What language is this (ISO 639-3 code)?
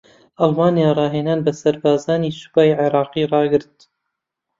ckb